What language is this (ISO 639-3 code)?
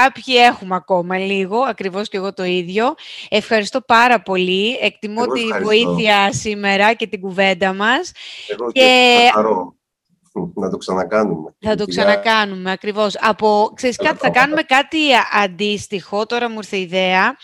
ell